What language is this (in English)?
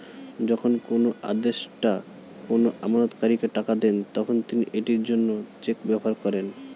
Bangla